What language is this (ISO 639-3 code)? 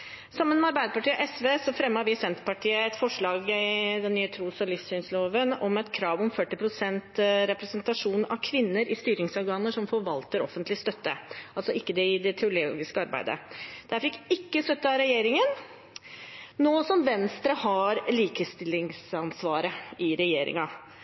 nob